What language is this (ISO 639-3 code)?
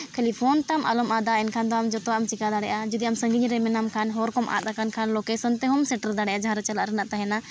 sat